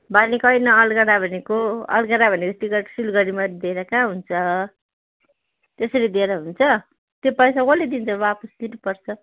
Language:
Nepali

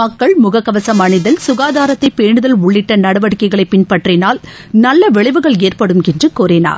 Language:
Tamil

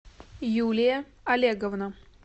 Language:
Russian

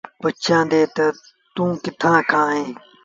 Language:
Sindhi Bhil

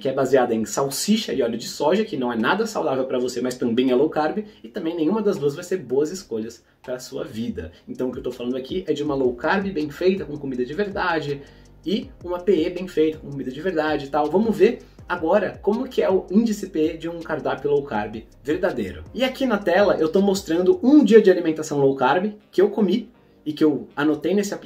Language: Portuguese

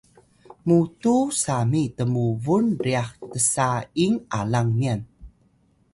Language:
Atayal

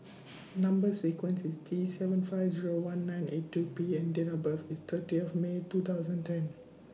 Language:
English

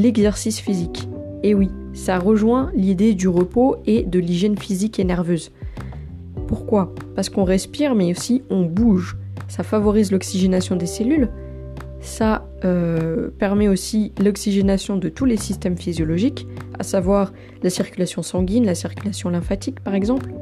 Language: French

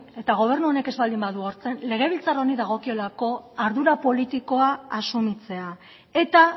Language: Basque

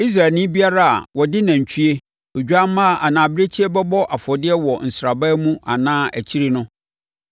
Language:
Akan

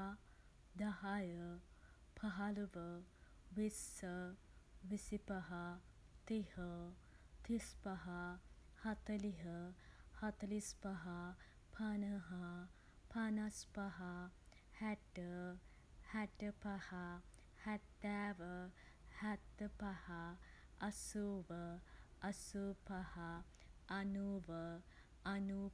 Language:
Sinhala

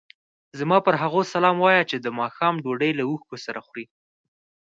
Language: Pashto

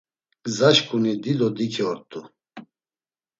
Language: Laz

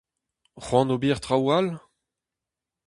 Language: Breton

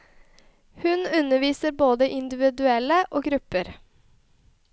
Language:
Norwegian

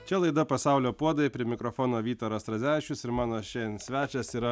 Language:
Lithuanian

